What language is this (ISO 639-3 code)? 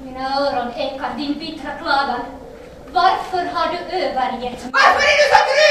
swe